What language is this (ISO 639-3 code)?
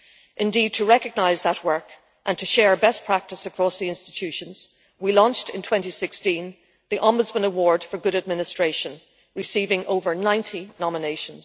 eng